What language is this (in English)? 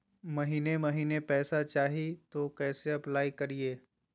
Magahi